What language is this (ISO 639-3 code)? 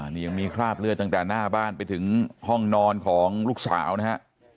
tha